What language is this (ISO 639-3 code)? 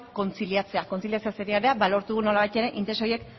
eus